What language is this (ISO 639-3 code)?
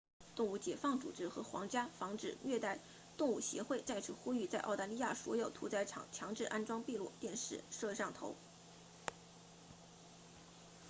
zho